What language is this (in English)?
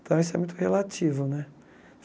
Portuguese